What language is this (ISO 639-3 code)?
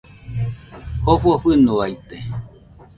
hux